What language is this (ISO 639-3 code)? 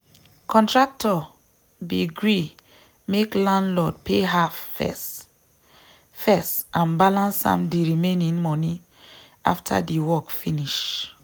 pcm